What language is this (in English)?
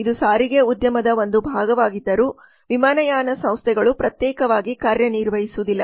Kannada